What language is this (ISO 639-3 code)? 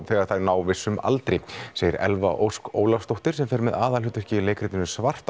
isl